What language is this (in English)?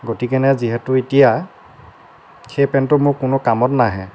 Assamese